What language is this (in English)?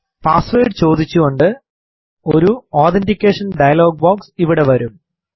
Malayalam